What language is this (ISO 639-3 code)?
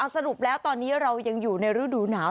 tha